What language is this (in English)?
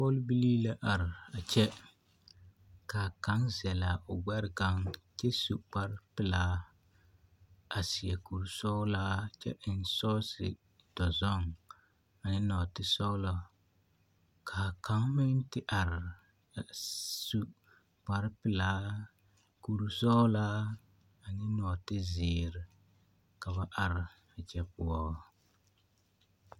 Southern Dagaare